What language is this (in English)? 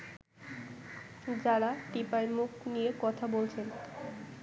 Bangla